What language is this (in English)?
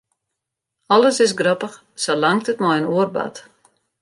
Western Frisian